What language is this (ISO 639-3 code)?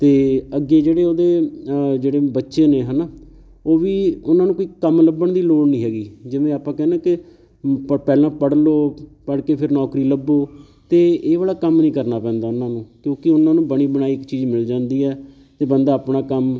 pan